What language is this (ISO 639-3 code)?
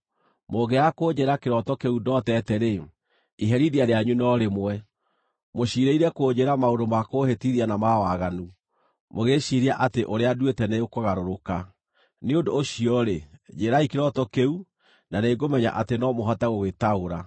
kik